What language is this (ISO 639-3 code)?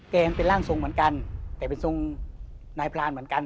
tha